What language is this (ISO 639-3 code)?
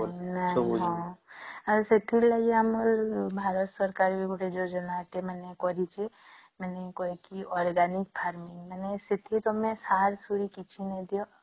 ori